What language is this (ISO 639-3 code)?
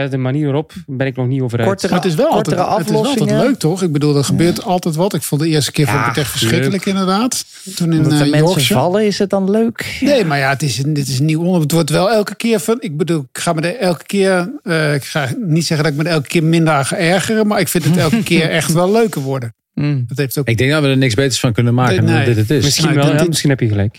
nld